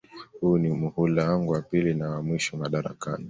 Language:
Swahili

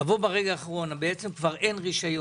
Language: Hebrew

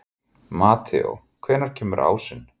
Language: Icelandic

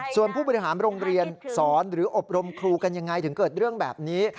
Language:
Thai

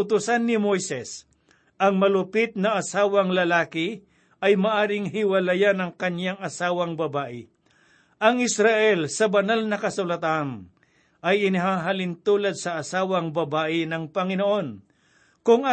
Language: Filipino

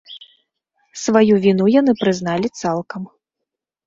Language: Belarusian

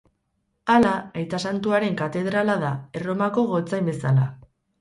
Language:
Basque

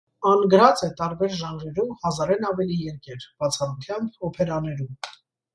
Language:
Armenian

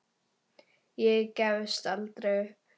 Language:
Icelandic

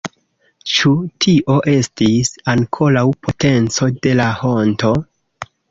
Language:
Esperanto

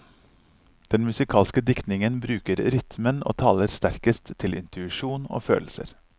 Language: Norwegian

